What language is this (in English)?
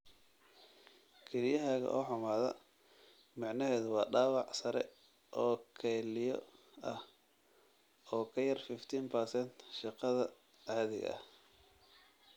Somali